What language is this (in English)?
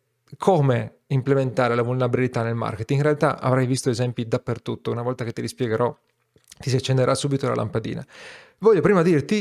Italian